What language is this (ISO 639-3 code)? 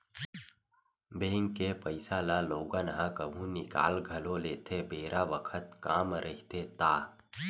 hne